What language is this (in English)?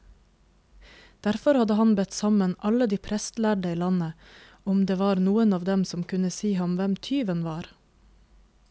Norwegian